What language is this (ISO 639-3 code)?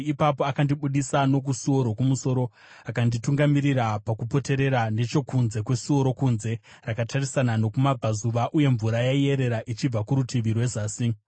sna